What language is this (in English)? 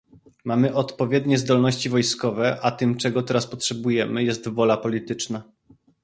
Polish